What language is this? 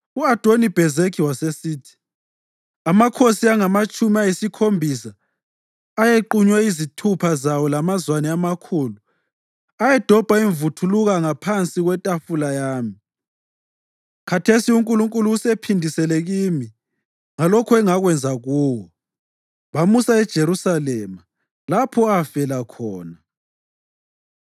North Ndebele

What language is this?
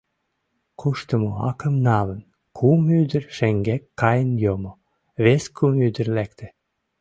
Mari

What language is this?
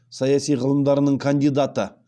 Kazakh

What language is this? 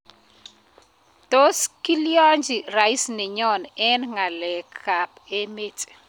Kalenjin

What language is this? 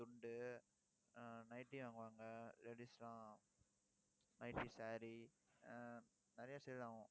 Tamil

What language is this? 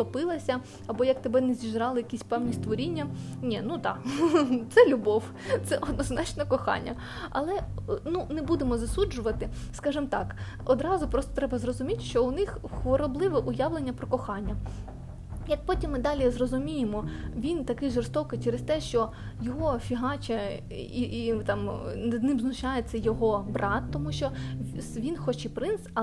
Ukrainian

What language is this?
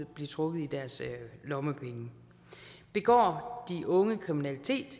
Danish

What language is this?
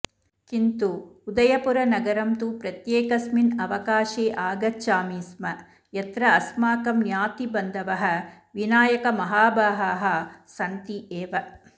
Sanskrit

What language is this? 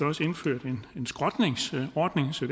Danish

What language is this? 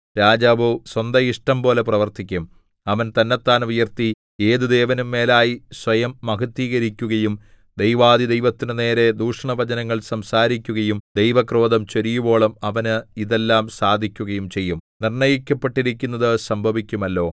Malayalam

